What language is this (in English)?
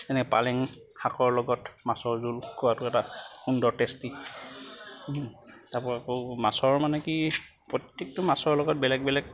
Assamese